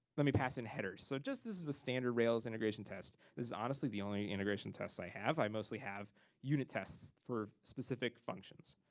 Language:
English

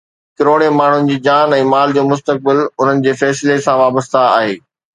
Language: Sindhi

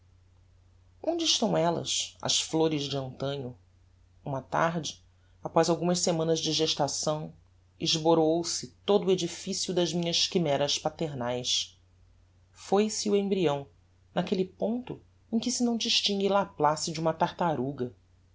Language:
Portuguese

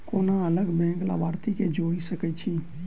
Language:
Maithili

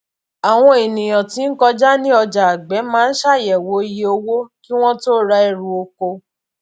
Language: Yoruba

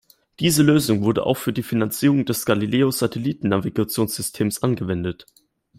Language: German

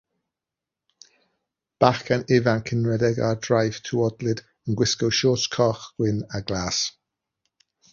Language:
Welsh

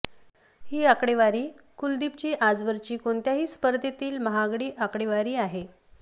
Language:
Marathi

